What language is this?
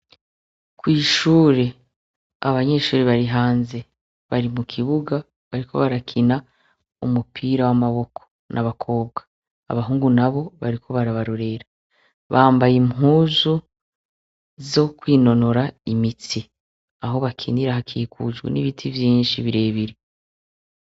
Rundi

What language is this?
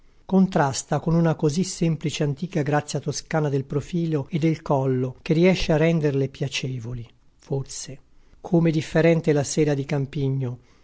Italian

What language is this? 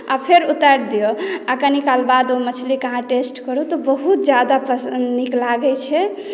Maithili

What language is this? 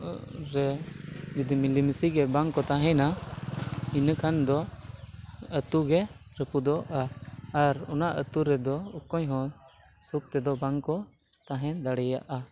Santali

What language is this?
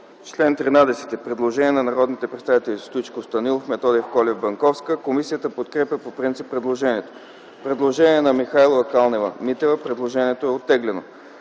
Bulgarian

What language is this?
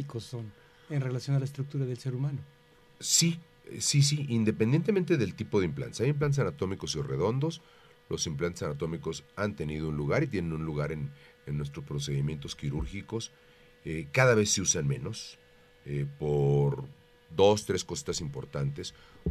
Spanish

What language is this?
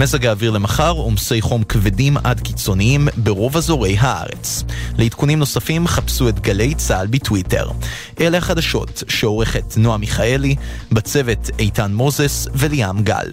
Hebrew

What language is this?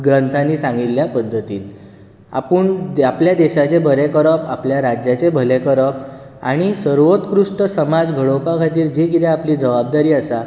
Konkani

